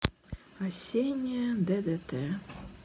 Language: Russian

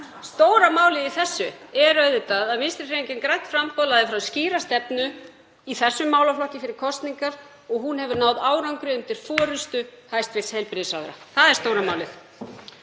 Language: Icelandic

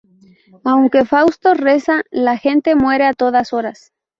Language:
Spanish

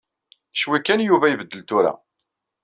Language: Kabyle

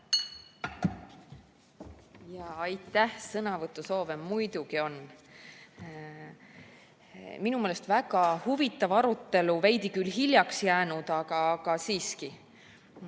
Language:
Estonian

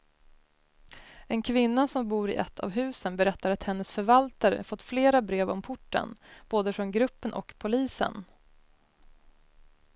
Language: Swedish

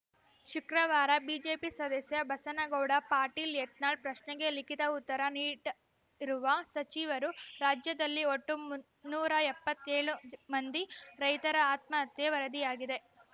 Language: Kannada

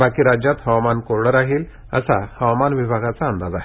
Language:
Marathi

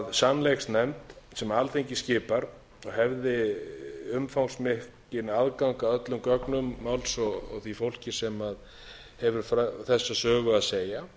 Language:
Icelandic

